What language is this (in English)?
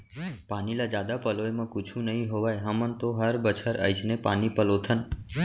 Chhattisgarhi